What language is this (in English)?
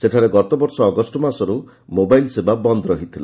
Odia